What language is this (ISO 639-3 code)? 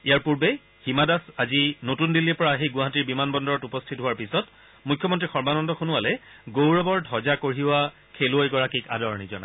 asm